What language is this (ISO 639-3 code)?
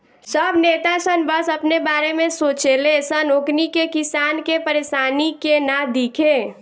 bho